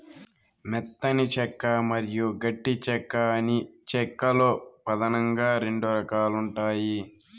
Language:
Telugu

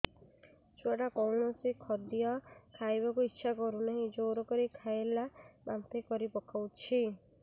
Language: Odia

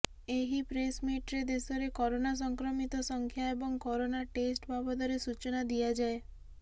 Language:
Odia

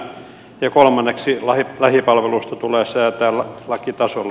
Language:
Finnish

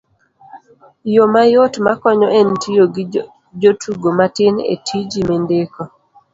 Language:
Luo (Kenya and Tanzania)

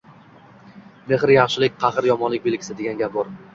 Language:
Uzbek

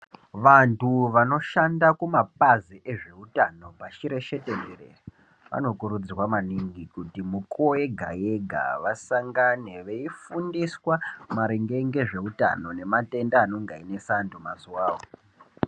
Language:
Ndau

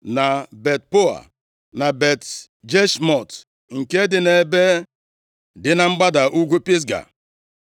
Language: Igbo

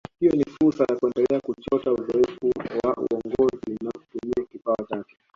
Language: Swahili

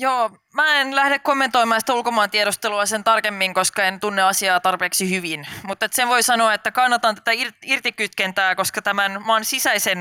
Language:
Finnish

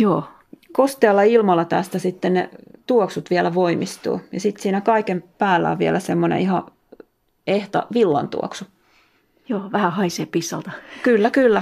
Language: Finnish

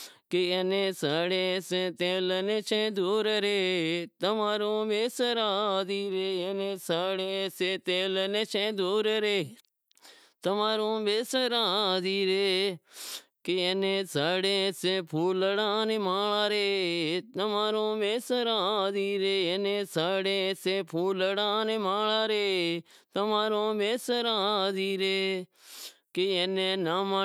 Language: Wadiyara Koli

